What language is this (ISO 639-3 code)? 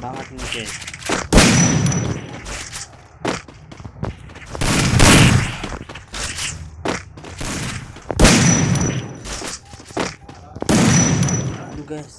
ind